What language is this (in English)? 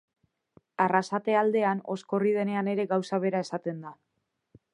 Basque